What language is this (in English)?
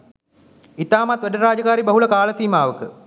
Sinhala